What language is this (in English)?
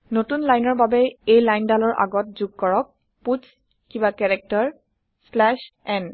Assamese